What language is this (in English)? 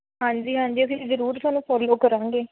Punjabi